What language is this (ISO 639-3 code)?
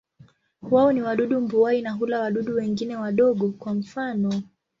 swa